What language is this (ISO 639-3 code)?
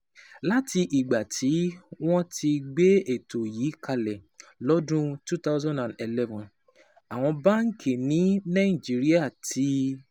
yor